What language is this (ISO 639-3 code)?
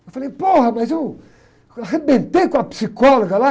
por